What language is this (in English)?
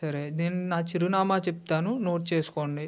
Telugu